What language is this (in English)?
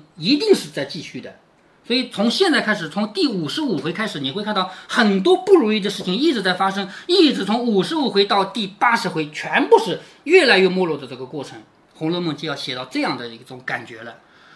Chinese